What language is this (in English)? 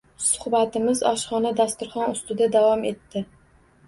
Uzbek